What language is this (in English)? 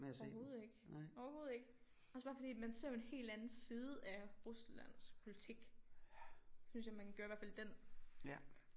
Danish